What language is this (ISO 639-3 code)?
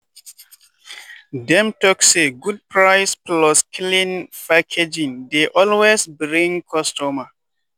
pcm